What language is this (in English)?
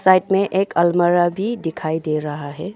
Hindi